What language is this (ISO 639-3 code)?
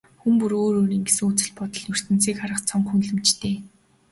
mon